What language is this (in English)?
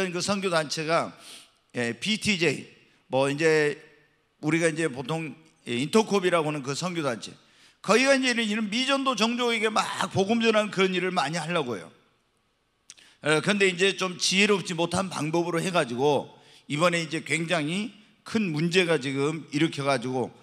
Korean